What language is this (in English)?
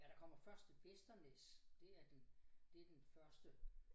Danish